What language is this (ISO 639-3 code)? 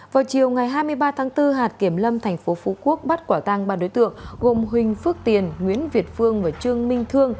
vie